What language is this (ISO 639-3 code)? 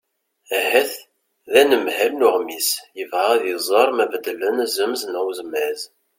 kab